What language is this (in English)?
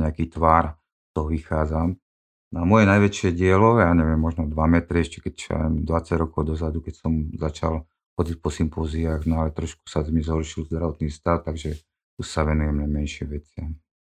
Slovak